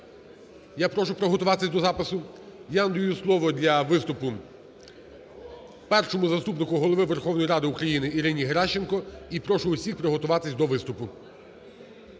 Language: Ukrainian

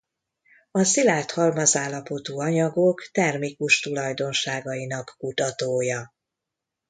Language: Hungarian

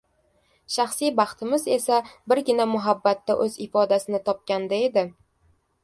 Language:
Uzbek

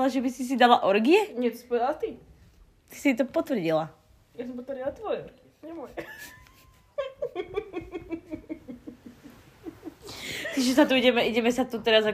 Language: Slovak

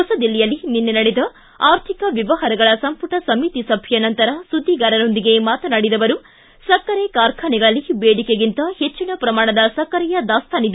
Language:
Kannada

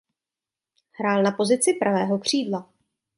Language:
Czech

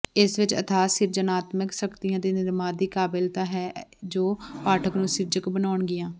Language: Punjabi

